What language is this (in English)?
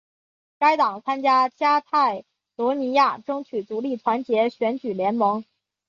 Chinese